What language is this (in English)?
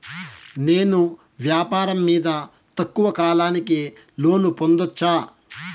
Telugu